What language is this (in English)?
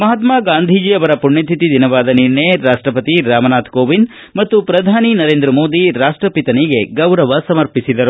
Kannada